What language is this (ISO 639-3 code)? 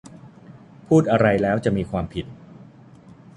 tha